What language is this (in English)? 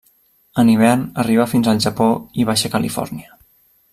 Catalan